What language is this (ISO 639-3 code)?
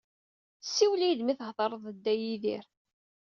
kab